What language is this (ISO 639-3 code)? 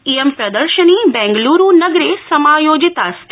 san